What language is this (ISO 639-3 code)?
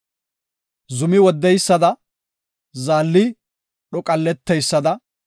gof